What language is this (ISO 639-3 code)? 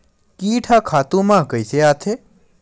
hne